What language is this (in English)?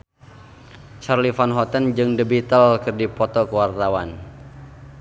Sundanese